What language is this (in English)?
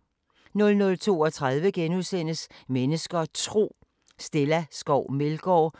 Danish